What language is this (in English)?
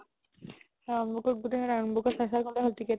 Assamese